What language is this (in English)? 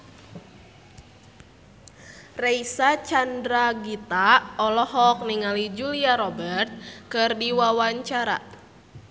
Sundanese